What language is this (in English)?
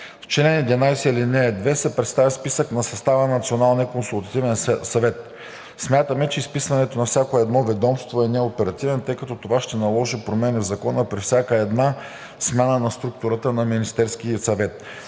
Bulgarian